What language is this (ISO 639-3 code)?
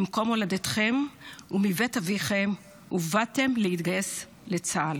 heb